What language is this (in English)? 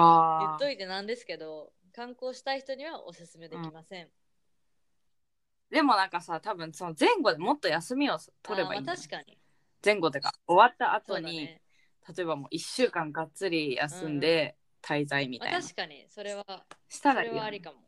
Japanese